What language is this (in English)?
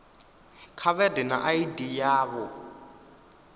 Venda